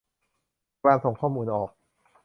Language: Thai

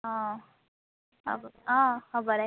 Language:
Assamese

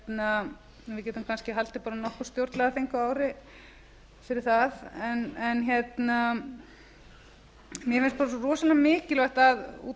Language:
Icelandic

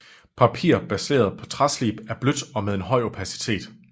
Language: Danish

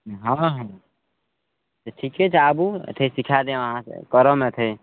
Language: Maithili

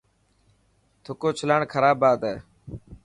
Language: Dhatki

